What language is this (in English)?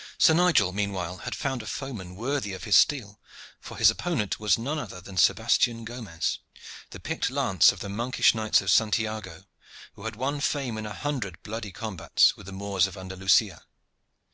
English